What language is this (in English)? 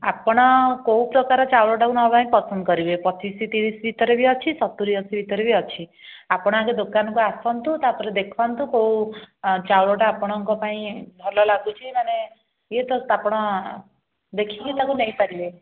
Odia